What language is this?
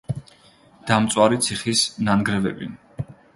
Georgian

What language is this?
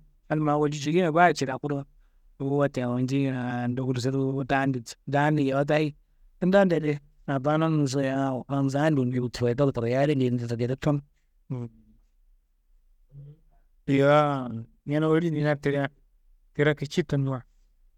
Kanembu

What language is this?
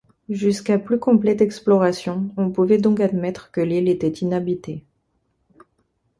French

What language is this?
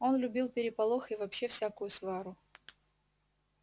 Russian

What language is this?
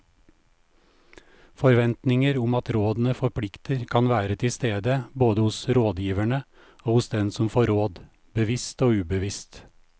Norwegian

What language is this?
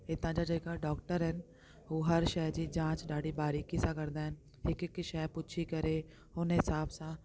Sindhi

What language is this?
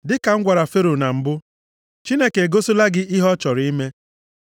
Igbo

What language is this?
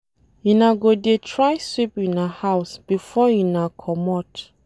Nigerian Pidgin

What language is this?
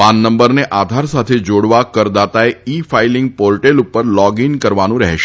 Gujarati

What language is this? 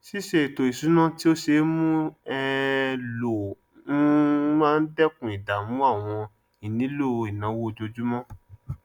Yoruba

